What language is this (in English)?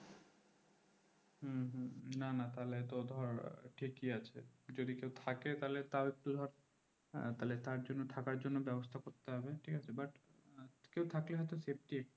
Bangla